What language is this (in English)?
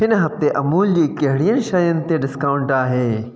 Sindhi